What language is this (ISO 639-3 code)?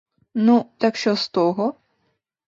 ukr